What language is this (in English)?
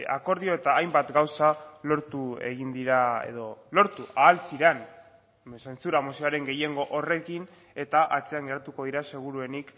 Basque